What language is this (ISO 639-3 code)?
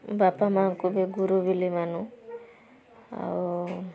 ori